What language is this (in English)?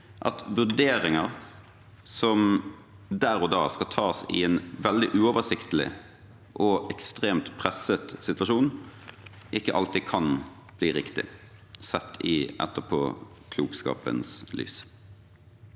Norwegian